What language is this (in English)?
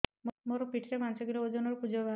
Odia